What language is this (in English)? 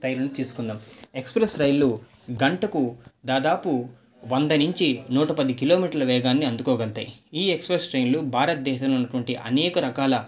Telugu